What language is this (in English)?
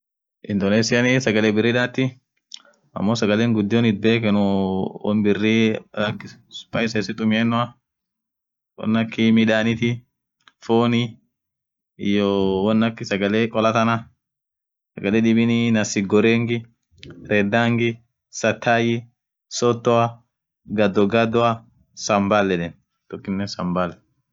Orma